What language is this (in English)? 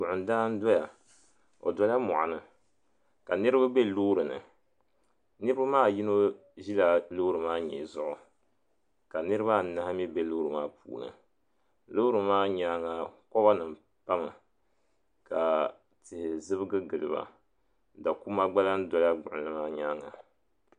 Dagbani